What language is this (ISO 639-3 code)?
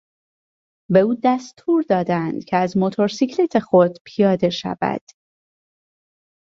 fas